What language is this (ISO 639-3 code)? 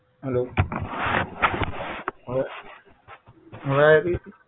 guj